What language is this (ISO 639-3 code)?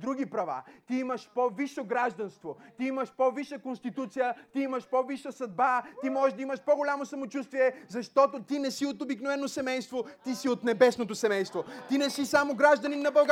bul